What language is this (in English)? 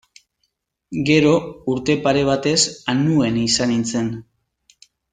Basque